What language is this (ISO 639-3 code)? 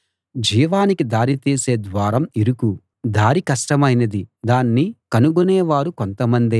tel